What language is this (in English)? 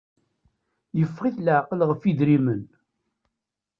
Kabyle